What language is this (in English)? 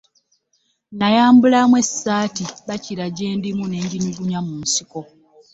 Ganda